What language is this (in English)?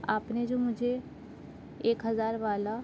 Urdu